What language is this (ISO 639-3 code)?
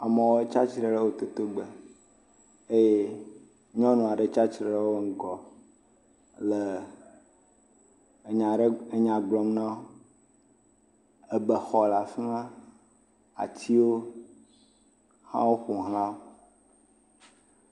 ewe